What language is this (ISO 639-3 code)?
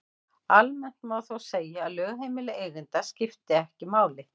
isl